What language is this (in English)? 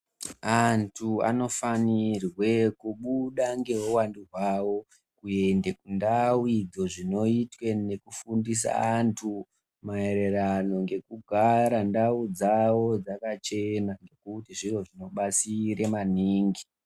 Ndau